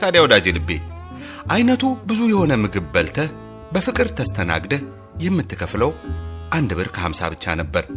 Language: Amharic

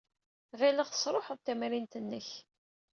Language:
Kabyle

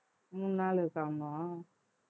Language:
Tamil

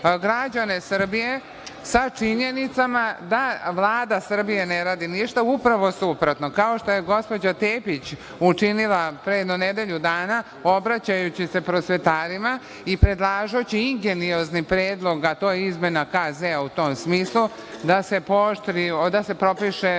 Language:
Serbian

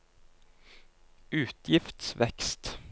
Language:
Norwegian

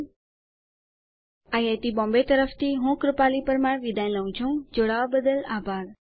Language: Gujarati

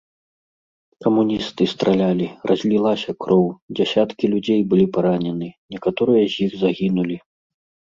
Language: Belarusian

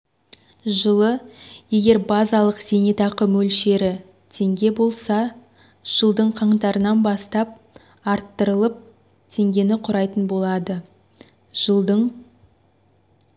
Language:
Kazakh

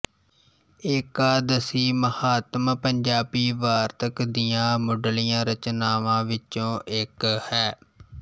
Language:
Punjabi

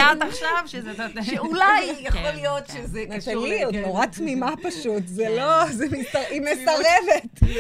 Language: Hebrew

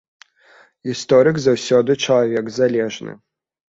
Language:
Belarusian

